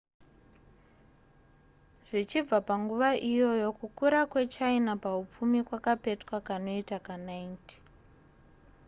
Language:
Shona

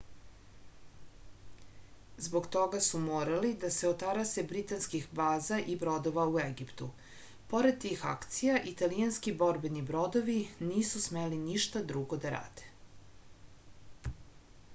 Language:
Serbian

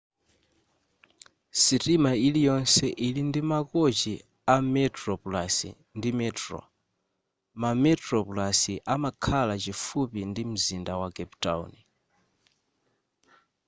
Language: Nyanja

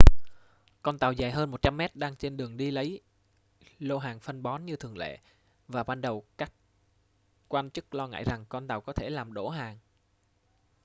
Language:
Vietnamese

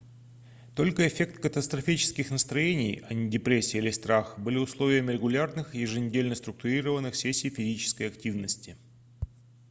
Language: Russian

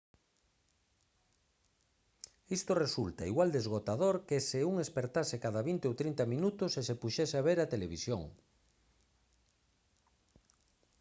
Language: Galician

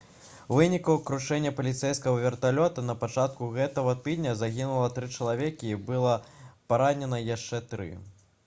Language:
Belarusian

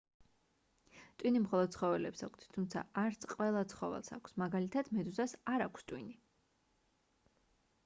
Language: Georgian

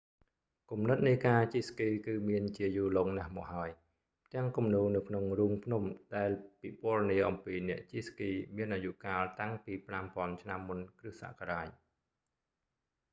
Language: Khmer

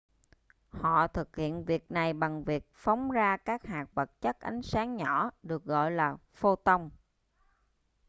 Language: Vietnamese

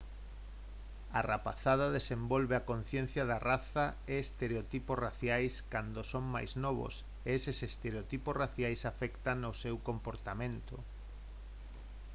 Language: Galician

